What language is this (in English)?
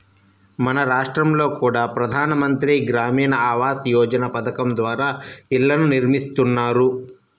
Telugu